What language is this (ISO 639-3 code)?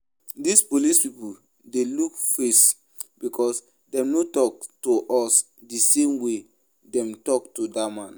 pcm